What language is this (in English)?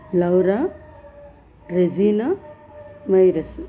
Telugu